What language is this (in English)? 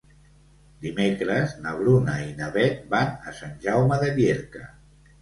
Catalan